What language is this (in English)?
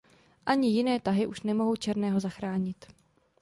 Czech